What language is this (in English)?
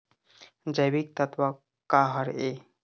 Chhattisgarhi